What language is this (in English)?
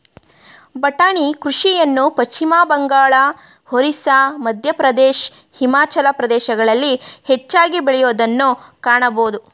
Kannada